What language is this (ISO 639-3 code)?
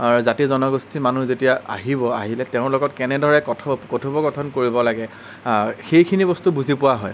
asm